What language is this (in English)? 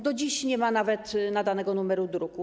Polish